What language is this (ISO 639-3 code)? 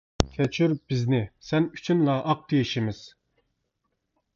uig